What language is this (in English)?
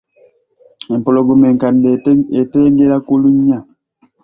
Ganda